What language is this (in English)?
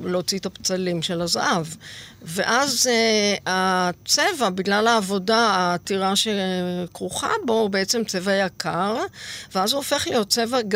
Hebrew